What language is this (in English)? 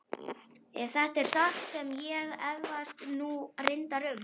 Icelandic